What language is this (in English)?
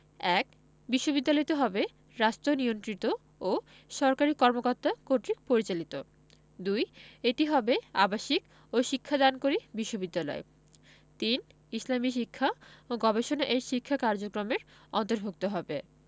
Bangla